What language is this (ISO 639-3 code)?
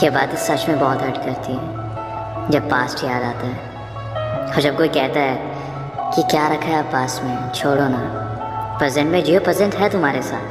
hin